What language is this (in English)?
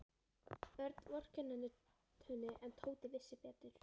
Icelandic